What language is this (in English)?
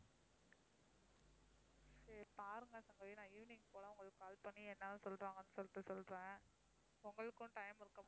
Tamil